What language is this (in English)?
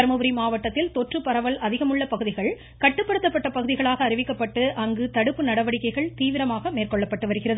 Tamil